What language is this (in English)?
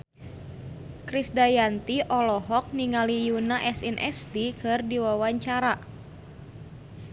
Sundanese